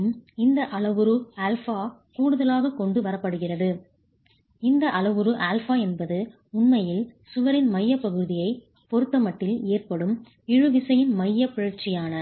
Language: Tamil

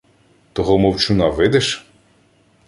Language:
Ukrainian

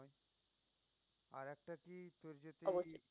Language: Bangla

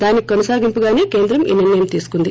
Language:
Telugu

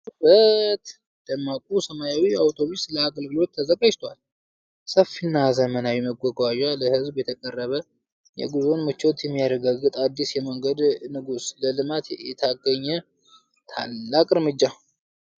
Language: Amharic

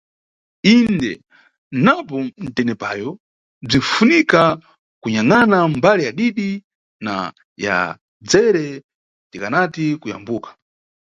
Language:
Nyungwe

